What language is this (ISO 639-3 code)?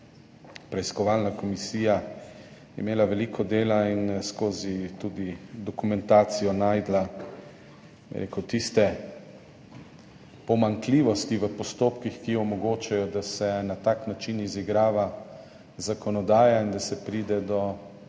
slv